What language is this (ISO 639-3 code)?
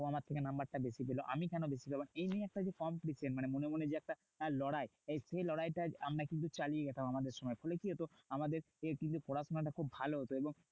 ben